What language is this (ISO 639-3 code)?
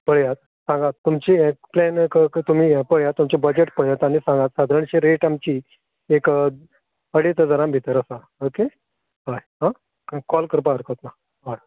kok